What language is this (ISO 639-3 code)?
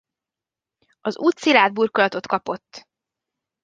hun